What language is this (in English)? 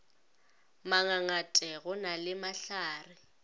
Northern Sotho